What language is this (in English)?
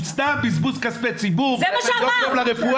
Hebrew